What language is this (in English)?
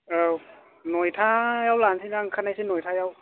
Bodo